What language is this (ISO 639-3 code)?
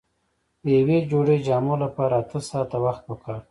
pus